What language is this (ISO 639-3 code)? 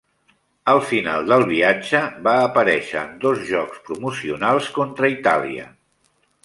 cat